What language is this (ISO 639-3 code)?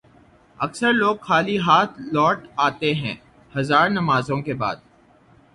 urd